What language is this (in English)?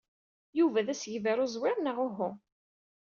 Kabyle